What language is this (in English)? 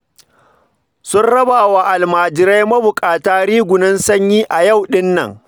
Hausa